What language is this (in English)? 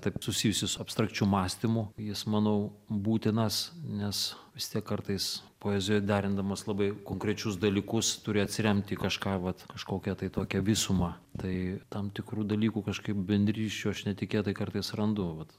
Lithuanian